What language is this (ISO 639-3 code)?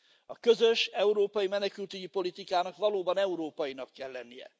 hun